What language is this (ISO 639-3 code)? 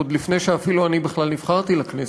heb